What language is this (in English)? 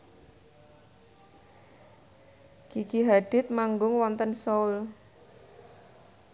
Javanese